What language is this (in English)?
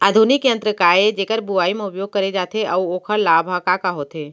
Chhattisgarhi